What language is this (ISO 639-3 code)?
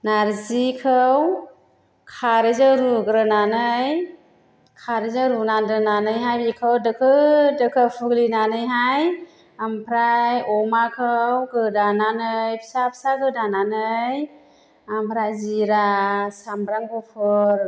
brx